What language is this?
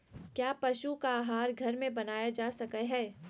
Magahi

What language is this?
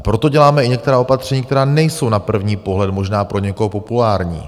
Czech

